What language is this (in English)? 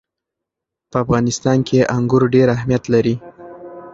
Pashto